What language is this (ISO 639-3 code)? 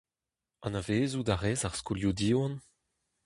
bre